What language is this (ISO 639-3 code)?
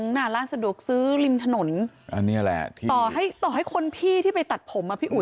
tha